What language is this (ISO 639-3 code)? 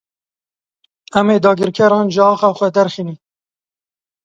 kur